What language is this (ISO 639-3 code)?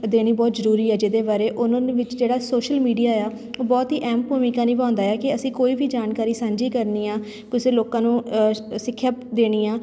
pan